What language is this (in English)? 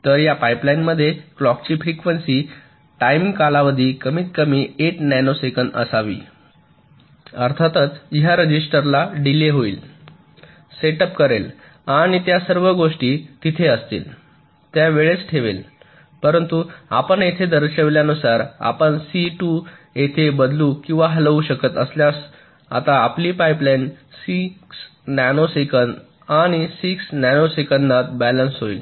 Marathi